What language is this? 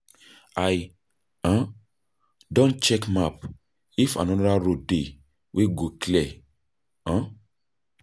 Nigerian Pidgin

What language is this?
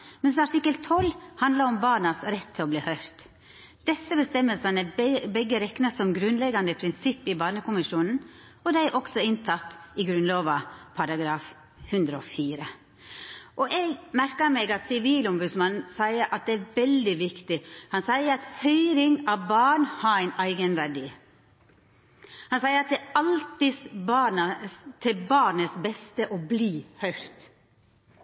Norwegian Nynorsk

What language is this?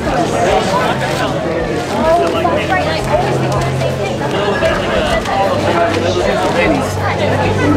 Spanish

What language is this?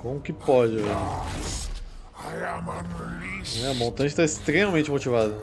Portuguese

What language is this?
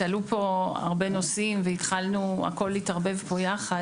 Hebrew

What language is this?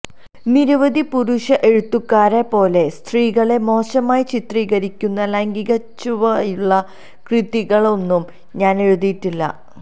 Malayalam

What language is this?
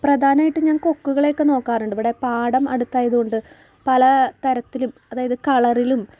Malayalam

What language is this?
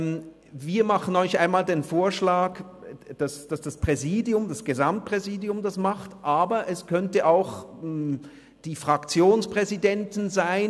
Swiss German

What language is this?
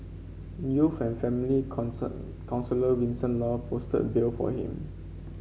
English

